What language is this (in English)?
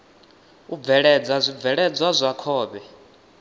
Venda